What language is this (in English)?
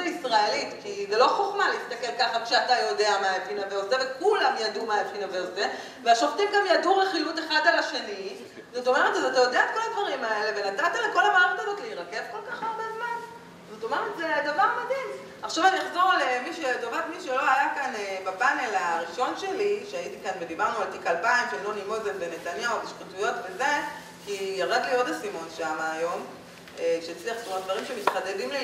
Hebrew